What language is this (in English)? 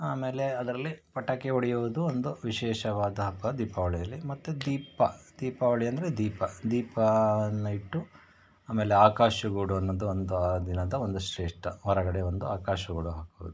Kannada